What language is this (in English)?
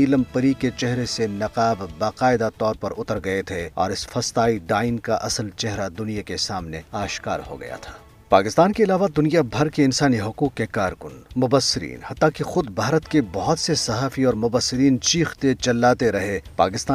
Urdu